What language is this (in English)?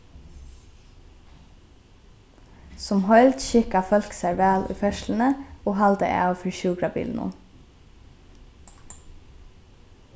Faroese